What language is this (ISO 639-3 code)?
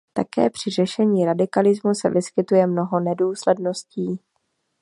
ces